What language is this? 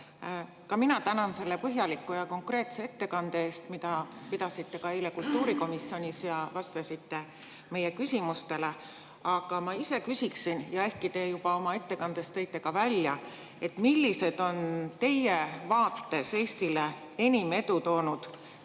Estonian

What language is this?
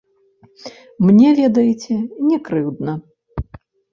Belarusian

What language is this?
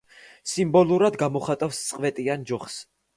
Georgian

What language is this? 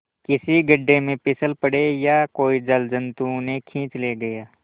Hindi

